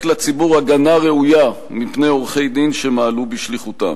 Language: Hebrew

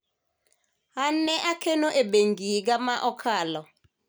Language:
Luo (Kenya and Tanzania)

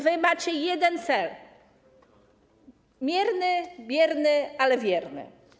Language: Polish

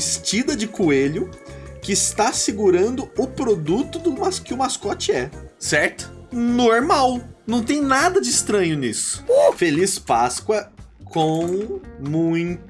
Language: Portuguese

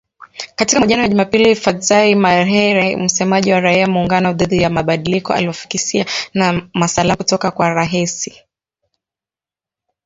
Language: Swahili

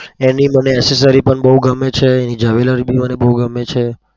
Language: Gujarati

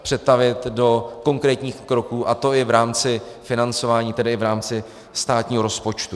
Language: Czech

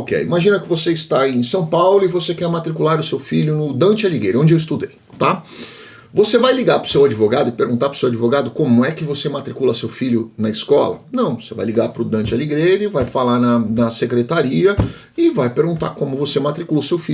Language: Portuguese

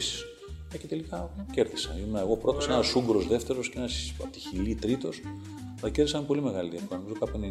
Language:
Greek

